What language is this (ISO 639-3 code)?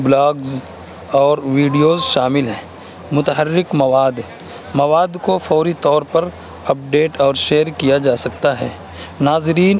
urd